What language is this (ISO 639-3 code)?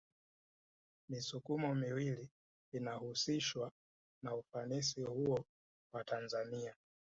swa